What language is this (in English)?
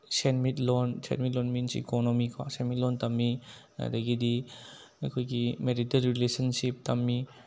Manipuri